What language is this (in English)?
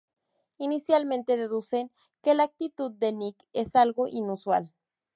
Spanish